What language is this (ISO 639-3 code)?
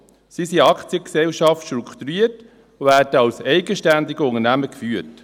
gsw